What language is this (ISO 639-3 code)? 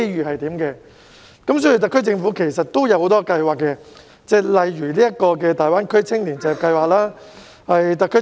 yue